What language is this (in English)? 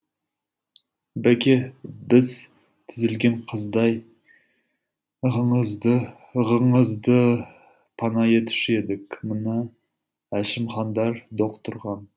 Kazakh